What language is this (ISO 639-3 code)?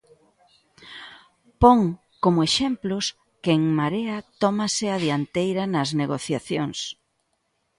glg